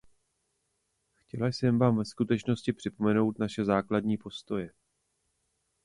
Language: Czech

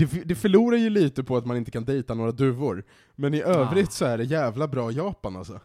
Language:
Swedish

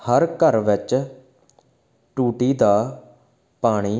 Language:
Punjabi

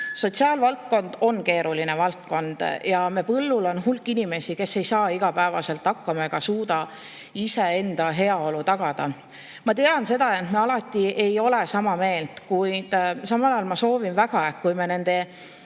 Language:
Estonian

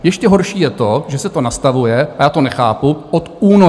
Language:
Czech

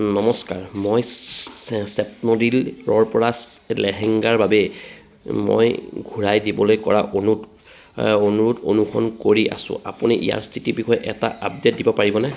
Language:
Assamese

